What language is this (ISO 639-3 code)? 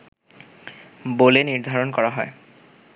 ben